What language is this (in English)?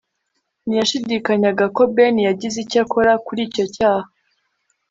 Kinyarwanda